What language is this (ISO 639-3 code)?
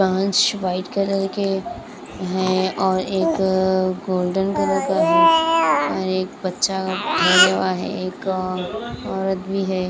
hin